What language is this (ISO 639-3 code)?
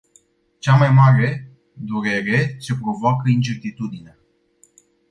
ron